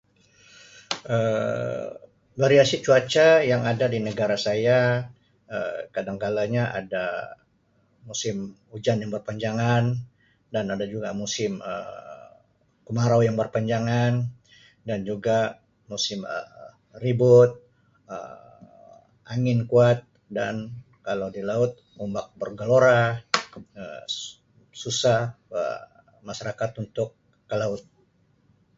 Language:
Sabah Malay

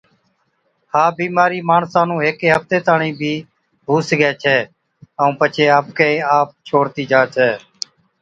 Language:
Od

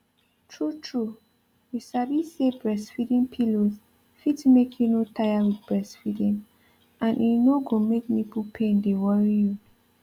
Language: Nigerian Pidgin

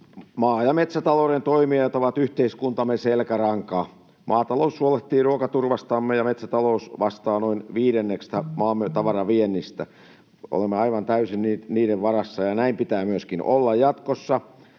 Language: Finnish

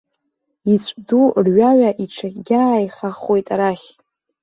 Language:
Abkhazian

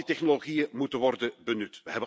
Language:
Dutch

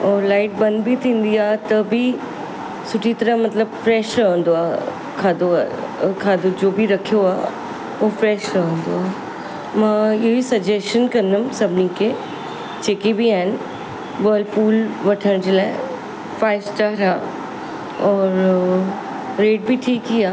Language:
Sindhi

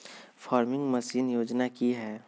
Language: Magahi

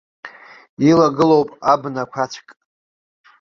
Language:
Abkhazian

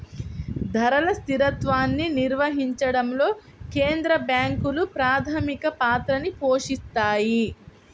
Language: Telugu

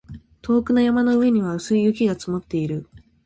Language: Japanese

